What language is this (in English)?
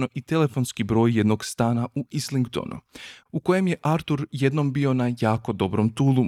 Croatian